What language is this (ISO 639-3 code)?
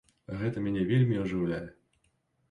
bel